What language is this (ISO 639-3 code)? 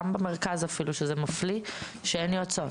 heb